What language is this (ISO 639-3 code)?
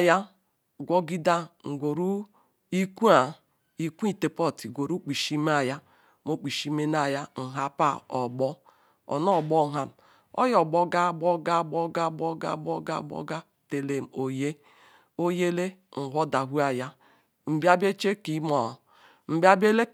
ikw